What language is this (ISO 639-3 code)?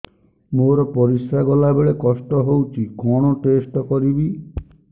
ori